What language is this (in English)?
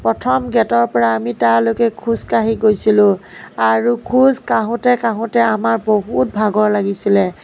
Assamese